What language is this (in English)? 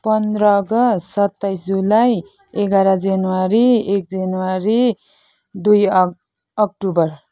Nepali